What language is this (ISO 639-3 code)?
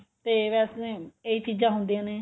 pan